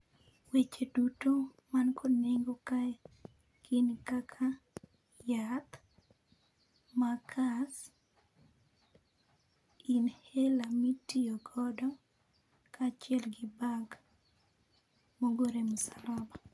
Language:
Luo (Kenya and Tanzania)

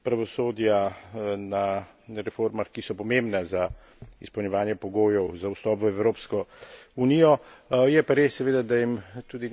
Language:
Slovenian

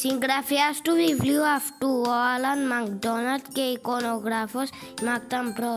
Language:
Greek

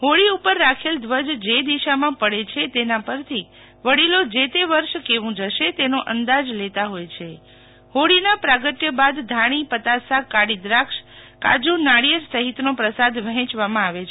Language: Gujarati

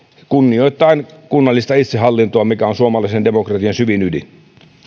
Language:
Finnish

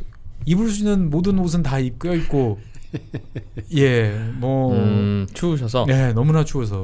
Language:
Korean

